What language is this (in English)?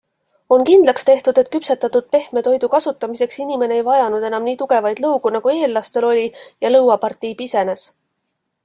Estonian